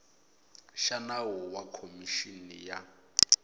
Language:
Tsonga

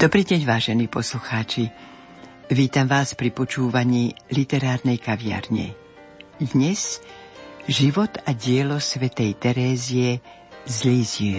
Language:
Slovak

